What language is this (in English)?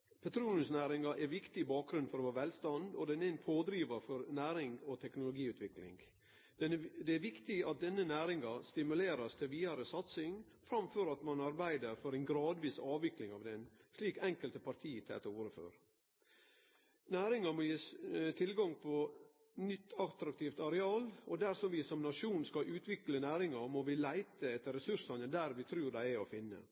Norwegian Nynorsk